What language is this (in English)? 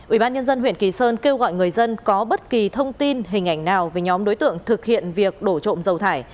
Vietnamese